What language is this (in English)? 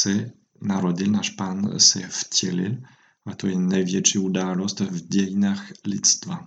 Czech